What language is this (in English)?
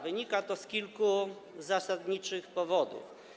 Polish